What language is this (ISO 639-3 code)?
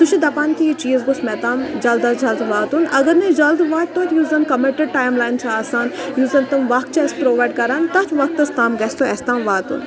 kas